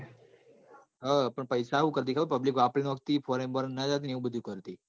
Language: Gujarati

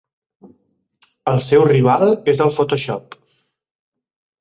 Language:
Catalan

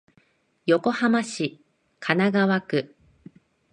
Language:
Japanese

